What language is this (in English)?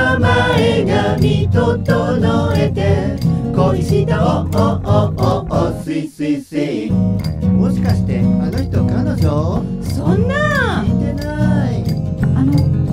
Korean